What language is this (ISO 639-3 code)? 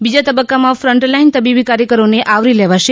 guj